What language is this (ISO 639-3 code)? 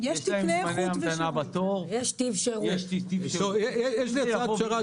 heb